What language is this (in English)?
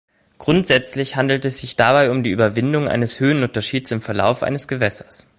German